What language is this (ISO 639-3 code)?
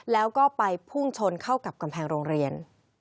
tha